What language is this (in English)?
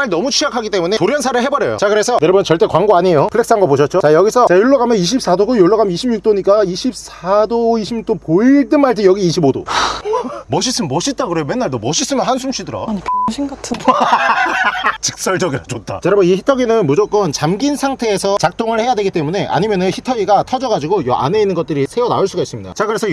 Korean